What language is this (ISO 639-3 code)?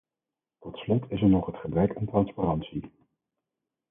nld